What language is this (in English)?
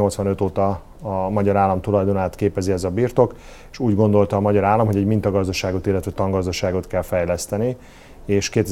Hungarian